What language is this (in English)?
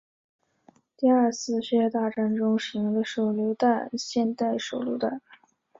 Chinese